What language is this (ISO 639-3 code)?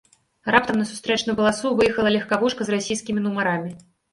bel